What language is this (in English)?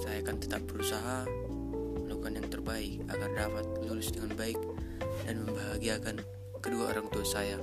Malay